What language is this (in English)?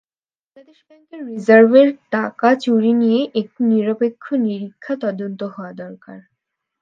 Bangla